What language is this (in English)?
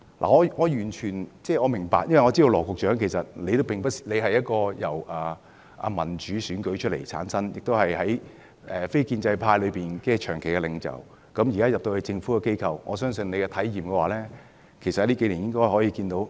Cantonese